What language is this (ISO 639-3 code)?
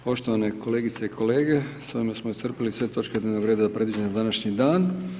hrv